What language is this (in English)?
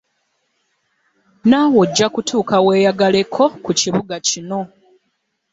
Ganda